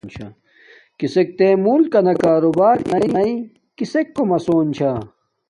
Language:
Domaaki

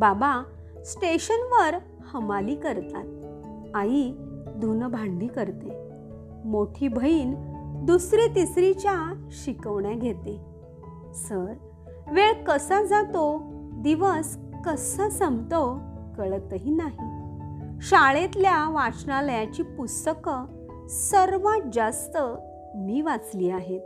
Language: Marathi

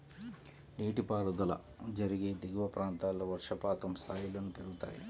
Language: Telugu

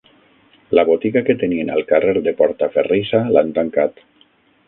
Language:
Catalan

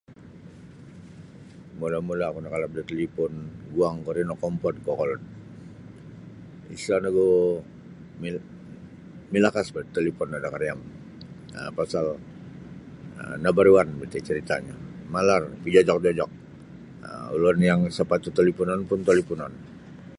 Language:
Sabah Bisaya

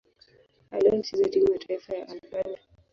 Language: Swahili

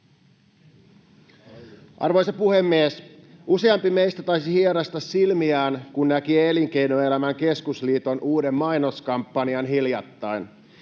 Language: Finnish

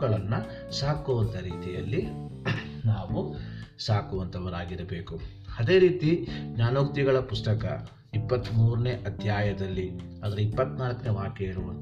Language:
Kannada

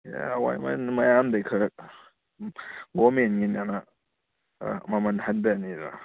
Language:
Manipuri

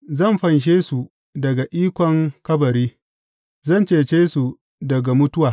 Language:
Hausa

